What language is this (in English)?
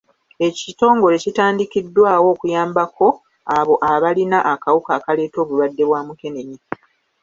Ganda